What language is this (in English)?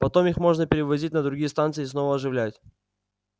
Russian